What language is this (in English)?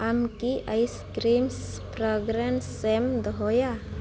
Santali